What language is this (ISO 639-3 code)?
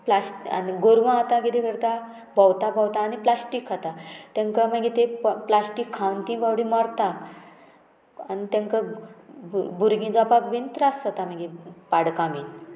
kok